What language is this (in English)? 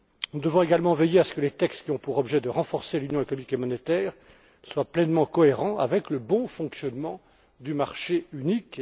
French